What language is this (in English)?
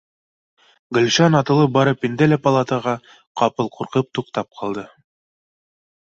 Bashkir